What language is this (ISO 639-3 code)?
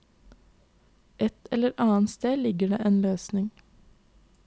nor